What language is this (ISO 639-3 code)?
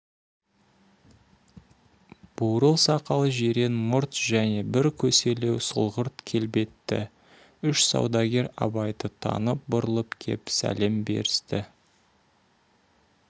kaz